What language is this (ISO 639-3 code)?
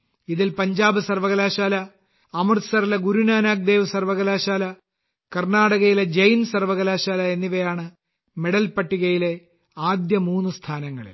mal